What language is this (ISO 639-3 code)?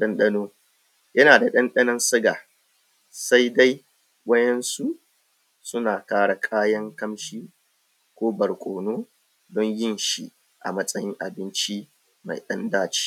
hau